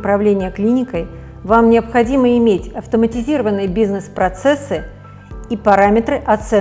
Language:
Russian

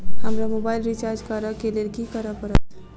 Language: Maithili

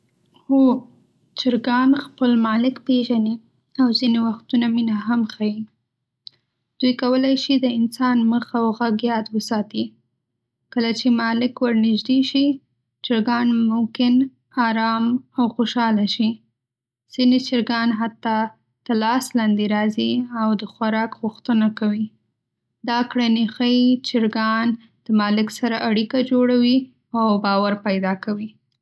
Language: Pashto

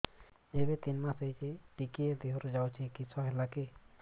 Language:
Odia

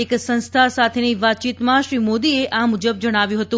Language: Gujarati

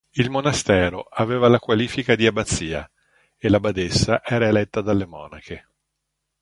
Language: Italian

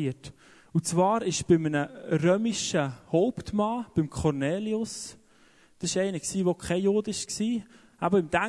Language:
German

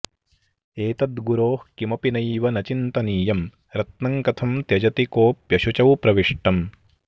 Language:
Sanskrit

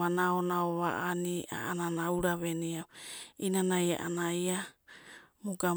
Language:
Abadi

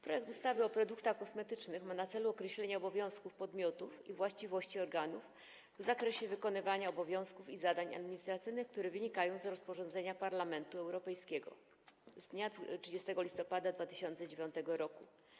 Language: Polish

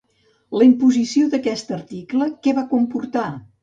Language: Catalan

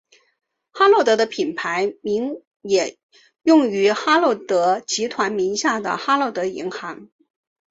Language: Chinese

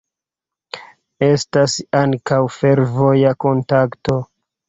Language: Esperanto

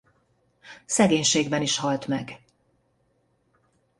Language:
Hungarian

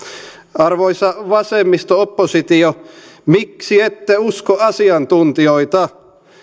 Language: Finnish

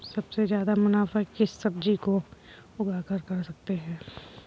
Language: Hindi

